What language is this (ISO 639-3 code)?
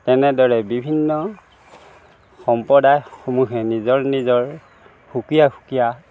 asm